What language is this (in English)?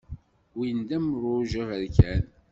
Kabyle